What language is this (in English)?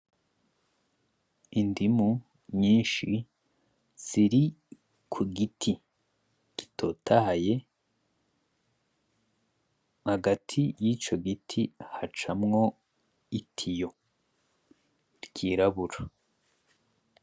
Rundi